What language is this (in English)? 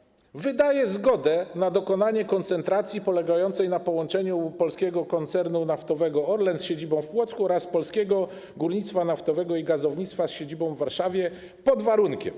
Polish